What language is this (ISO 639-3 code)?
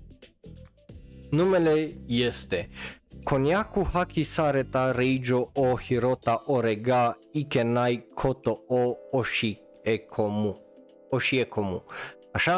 ron